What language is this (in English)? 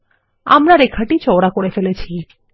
Bangla